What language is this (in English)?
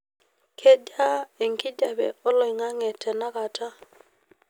Masai